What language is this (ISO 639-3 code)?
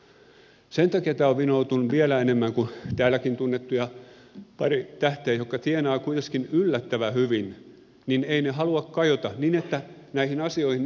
fin